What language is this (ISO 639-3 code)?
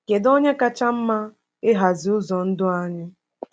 ibo